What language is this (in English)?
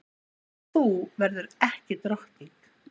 Icelandic